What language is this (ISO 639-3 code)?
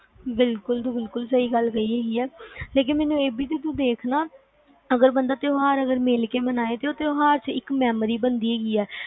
pan